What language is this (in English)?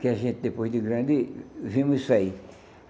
Portuguese